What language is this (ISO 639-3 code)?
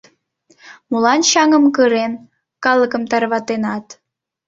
chm